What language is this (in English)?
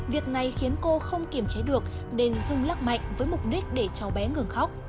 Vietnamese